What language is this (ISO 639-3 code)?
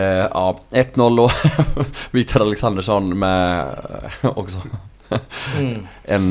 swe